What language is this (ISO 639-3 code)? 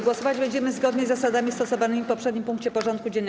pol